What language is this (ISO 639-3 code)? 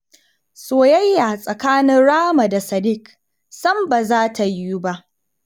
hau